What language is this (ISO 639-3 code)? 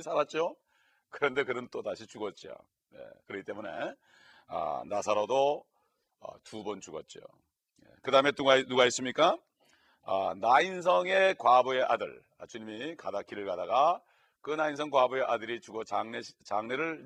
kor